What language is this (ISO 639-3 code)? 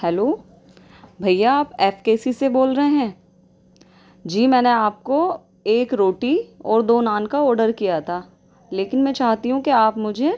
urd